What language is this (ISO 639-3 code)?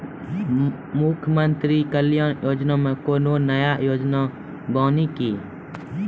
mai